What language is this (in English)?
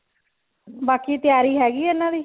Punjabi